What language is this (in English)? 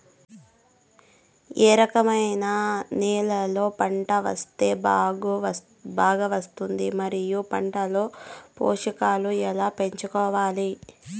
Telugu